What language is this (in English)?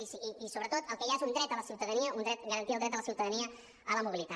Catalan